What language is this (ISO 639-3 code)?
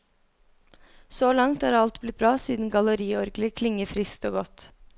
nor